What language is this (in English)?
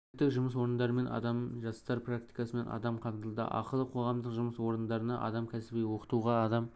Kazakh